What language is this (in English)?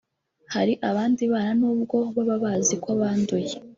Kinyarwanda